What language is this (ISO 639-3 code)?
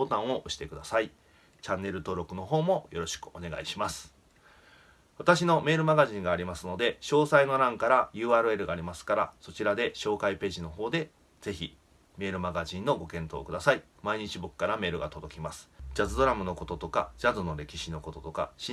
jpn